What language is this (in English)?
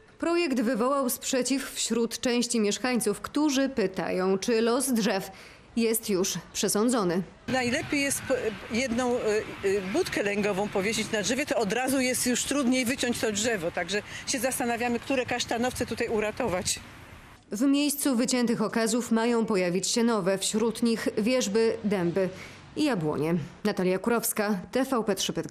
Polish